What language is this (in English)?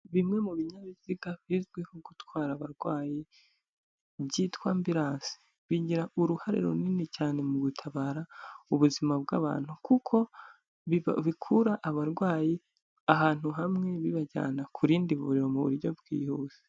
Kinyarwanda